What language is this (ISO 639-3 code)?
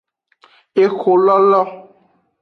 ajg